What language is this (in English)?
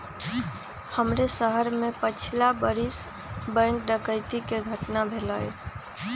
Magahi